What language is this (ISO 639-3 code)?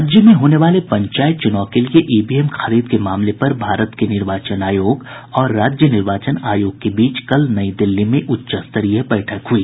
hin